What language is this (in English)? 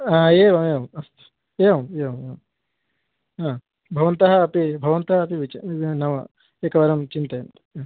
Sanskrit